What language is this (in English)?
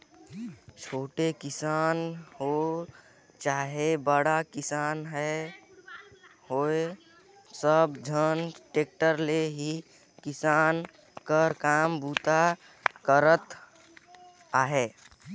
Chhattisgarhi